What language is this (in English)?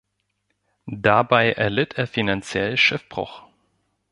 German